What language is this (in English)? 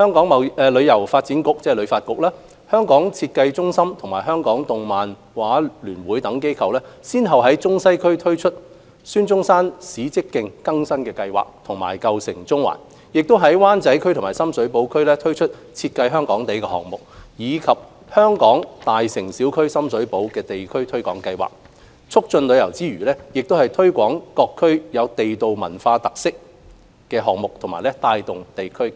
Cantonese